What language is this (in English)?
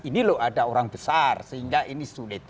Indonesian